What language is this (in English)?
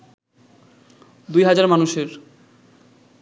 Bangla